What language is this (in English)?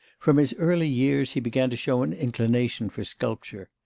English